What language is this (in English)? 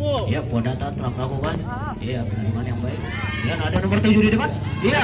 Indonesian